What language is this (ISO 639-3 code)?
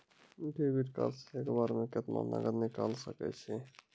mai